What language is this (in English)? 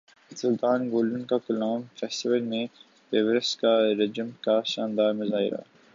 Urdu